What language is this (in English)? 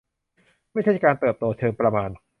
Thai